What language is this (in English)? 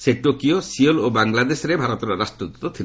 Odia